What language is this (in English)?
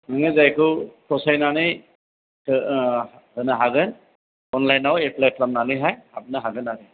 Bodo